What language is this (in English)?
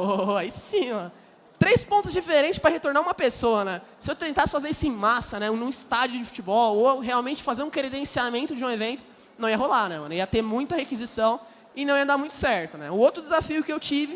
Portuguese